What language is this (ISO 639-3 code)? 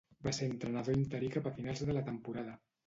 cat